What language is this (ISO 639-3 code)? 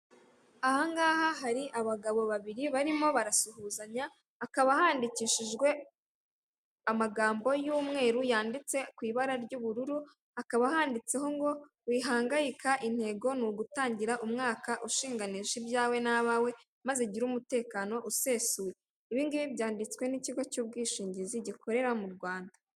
kin